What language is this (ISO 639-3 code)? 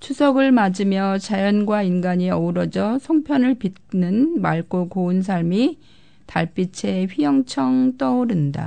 kor